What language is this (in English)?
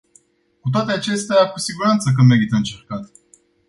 Romanian